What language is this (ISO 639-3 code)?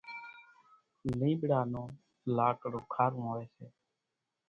gjk